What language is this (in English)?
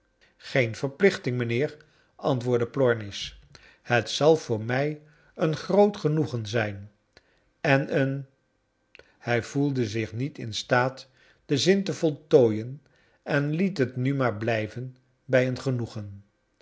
Dutch